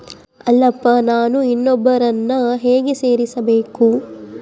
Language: Kannada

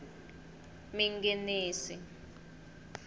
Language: Tsonga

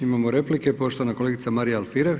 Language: Croatian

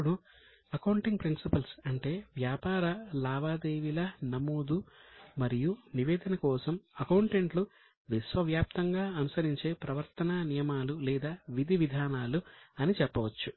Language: Telugu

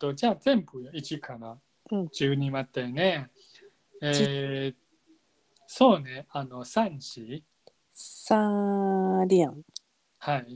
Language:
Japanese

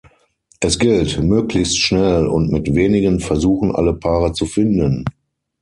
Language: German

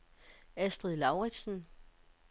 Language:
Danish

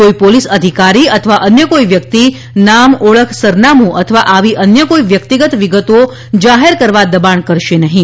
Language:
Gujarati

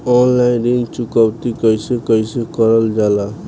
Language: Bhojpuri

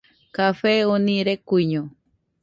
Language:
Nüpode Huitoto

